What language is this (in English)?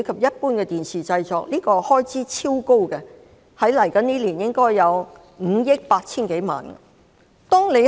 Cantonese